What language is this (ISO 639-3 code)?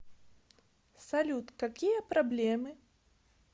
rus